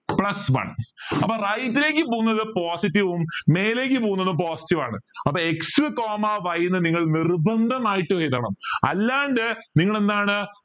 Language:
Malayalam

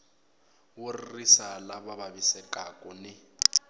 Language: Tsonga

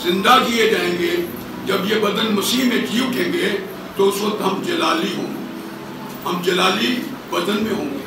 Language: Hindi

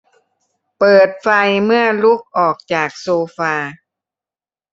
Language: Thai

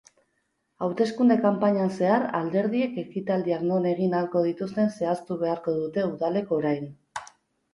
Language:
Basque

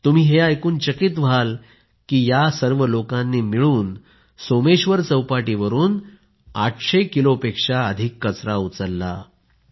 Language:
Marathi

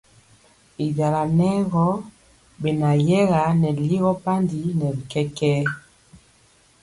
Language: Mpiemo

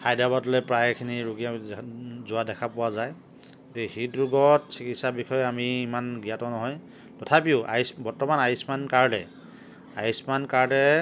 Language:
Assamese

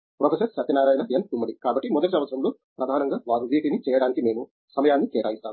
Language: Telugu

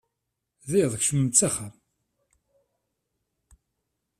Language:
Kabyle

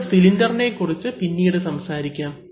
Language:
Malayalam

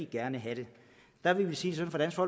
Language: Danish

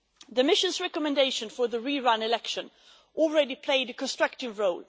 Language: English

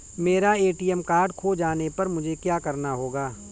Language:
Hindi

